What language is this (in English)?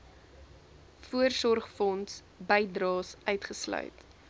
Afrikaans